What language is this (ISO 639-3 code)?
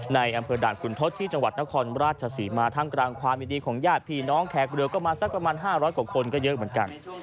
tha